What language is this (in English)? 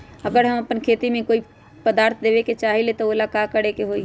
Magahi